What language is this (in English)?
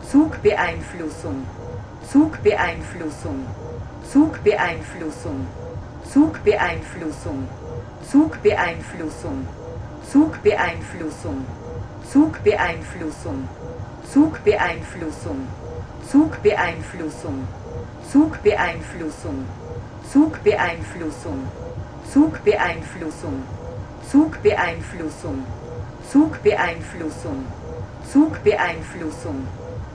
German